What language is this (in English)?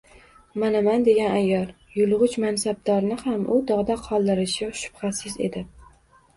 Uzbek